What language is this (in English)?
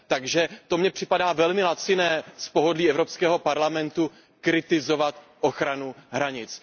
Czech